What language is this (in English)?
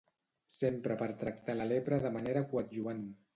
Catalan